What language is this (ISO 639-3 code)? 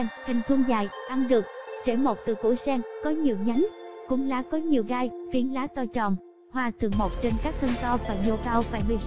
vie